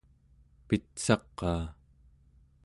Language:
Central Yupik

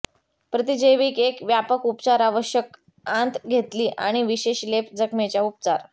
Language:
Marathi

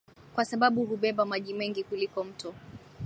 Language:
Swahili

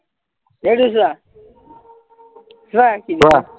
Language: Assamese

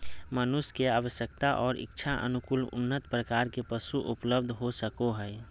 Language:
Magahi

